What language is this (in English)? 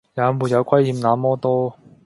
Cantonese